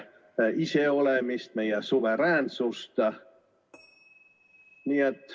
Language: Estonian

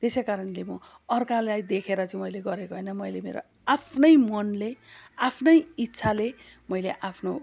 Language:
Nepali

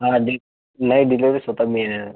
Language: Marathi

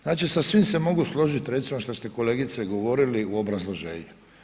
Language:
Croatian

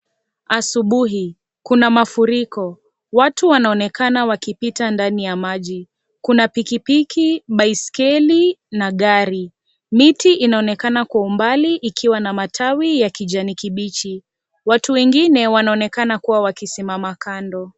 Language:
Swahili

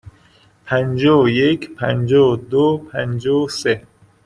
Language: Persian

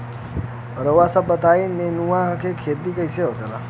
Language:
Bhojpuri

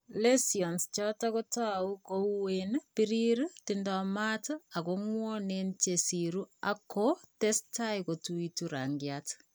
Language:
Kalenjin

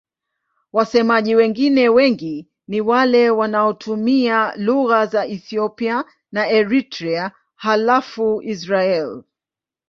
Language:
Swahili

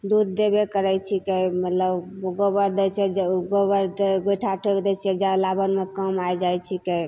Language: Maithili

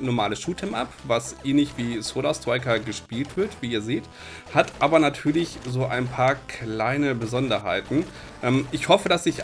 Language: German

